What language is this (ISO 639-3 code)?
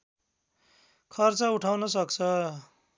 nep